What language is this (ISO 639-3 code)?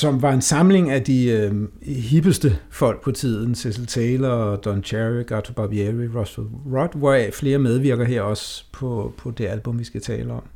dan